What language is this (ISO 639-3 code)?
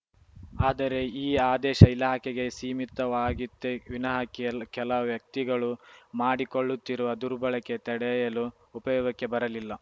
kan